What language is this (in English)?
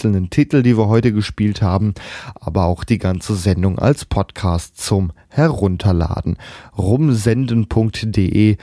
German